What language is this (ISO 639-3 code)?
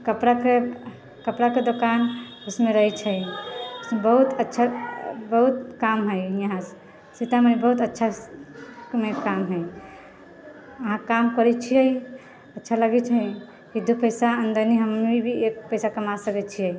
mai